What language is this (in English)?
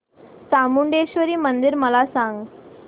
Marathi